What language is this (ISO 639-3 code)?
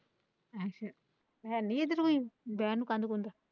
pan